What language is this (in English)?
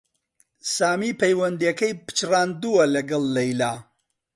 Central Kurdish